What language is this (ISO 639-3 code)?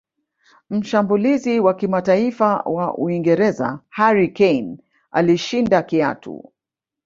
swa